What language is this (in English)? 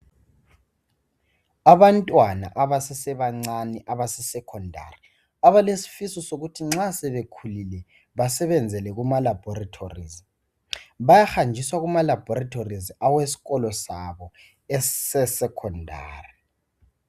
North Ndebele